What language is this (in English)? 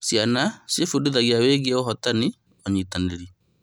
Kikuyu